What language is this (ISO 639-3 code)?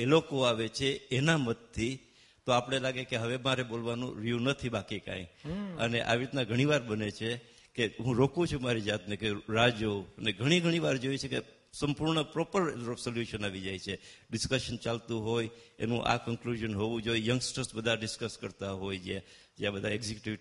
guj